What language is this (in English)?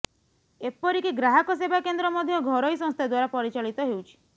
Odia